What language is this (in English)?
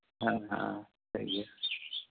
Santali